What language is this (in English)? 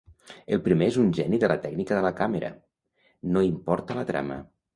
Catalan